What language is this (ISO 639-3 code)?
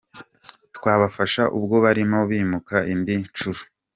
kin